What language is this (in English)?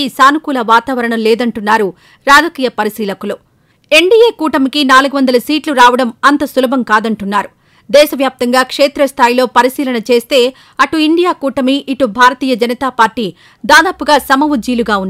Telugu